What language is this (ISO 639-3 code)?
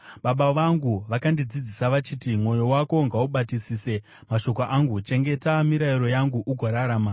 sna